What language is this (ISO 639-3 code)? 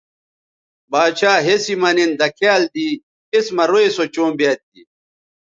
btv